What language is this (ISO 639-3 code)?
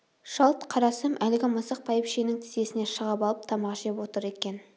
kaz